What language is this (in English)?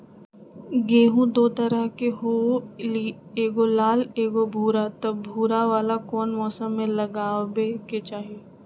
Magahi